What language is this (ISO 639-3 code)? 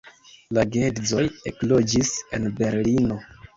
epo